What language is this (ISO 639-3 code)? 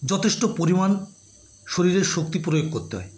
ben